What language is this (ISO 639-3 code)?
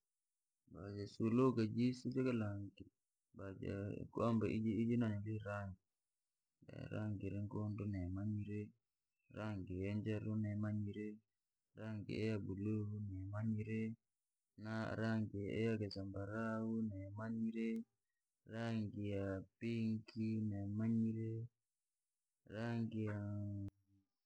lag